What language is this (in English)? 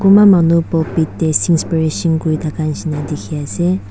Naga Pidgin